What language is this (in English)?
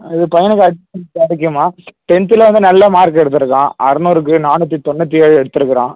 Tamil